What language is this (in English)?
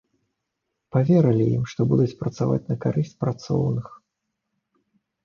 Belarusian